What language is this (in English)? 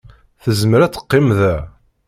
Kabyle